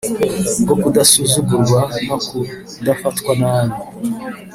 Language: Kinyarwanda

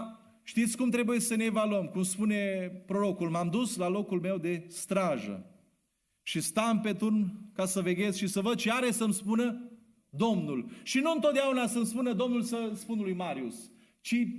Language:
Romanian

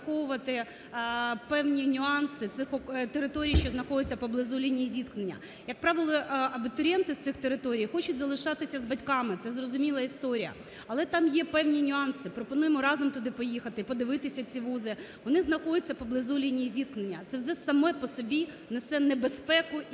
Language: Ukrainian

